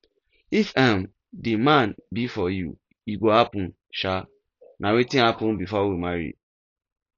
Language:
Nigerian Pidgin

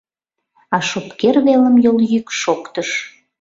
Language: Mari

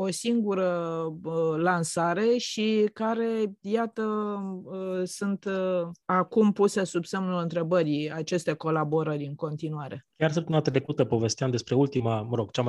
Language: Romanian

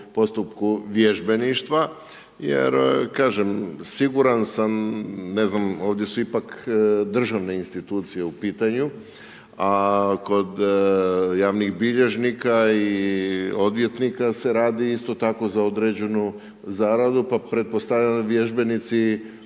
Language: Croatian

